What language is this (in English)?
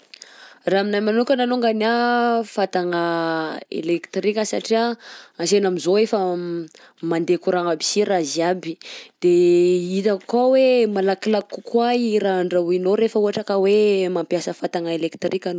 Southern Betsimisaraka Malagasy